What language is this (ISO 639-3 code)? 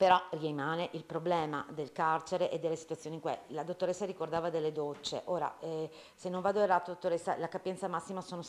ita